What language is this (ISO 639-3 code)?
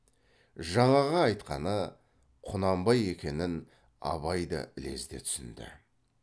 kaz